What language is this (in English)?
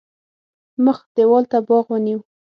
Pashto